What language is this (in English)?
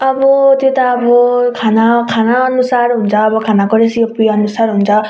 Nepali